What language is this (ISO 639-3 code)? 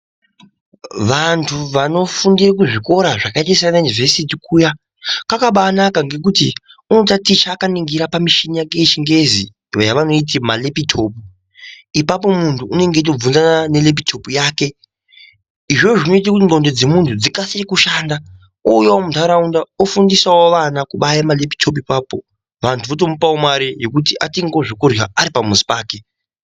ndc